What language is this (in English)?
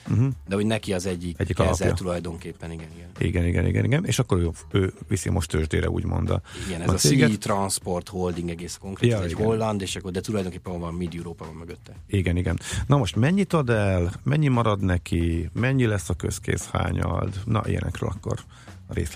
Hungarian